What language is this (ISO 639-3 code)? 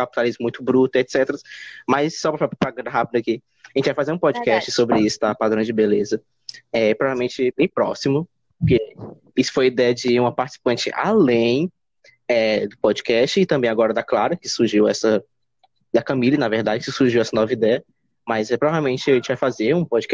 por